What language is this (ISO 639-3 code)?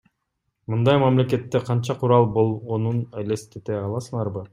kir